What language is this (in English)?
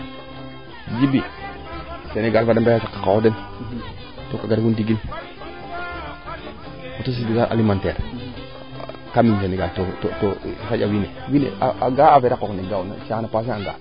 Serer